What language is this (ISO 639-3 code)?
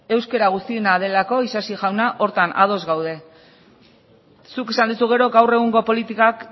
eus